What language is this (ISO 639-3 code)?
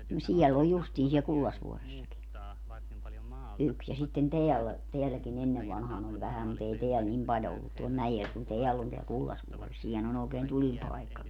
fin